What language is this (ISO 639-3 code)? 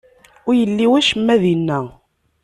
kab